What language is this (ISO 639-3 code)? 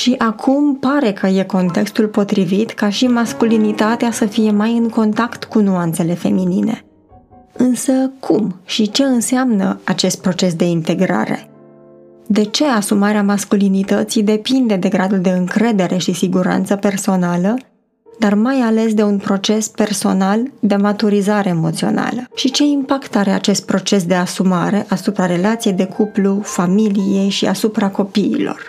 ron